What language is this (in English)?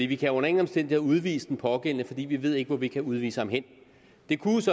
Danish